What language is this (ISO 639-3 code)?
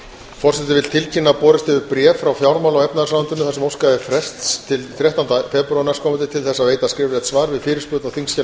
isl